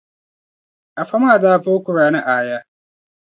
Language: Dagbani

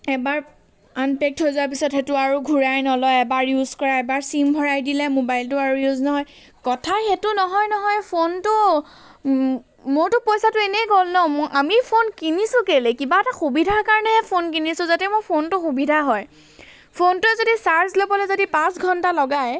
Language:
Assamese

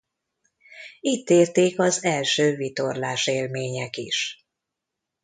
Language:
Hungarian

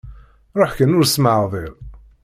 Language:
Kabyle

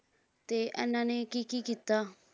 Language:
Punjabi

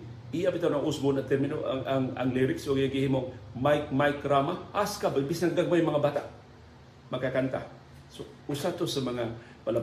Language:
Filipino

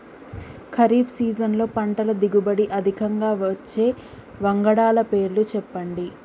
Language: Telugu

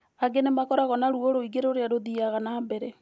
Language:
Kikuyu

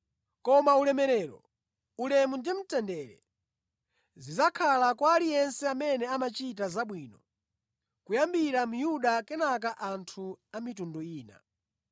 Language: Nyanja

